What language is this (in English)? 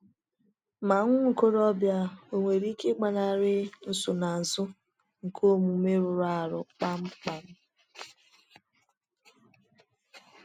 Igbo